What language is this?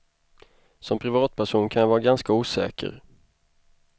Swedish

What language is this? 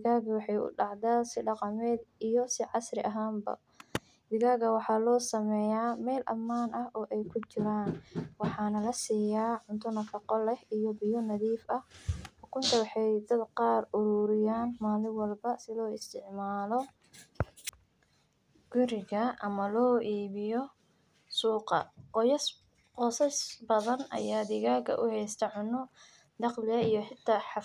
Somali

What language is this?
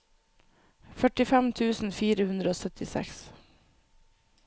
Norwegian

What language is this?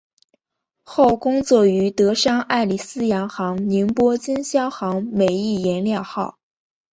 Chinese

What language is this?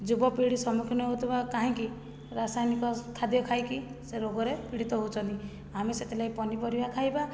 Odia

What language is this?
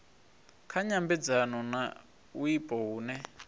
Venda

